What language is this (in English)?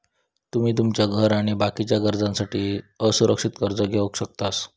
Marathi